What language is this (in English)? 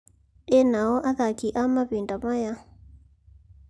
Kikuyu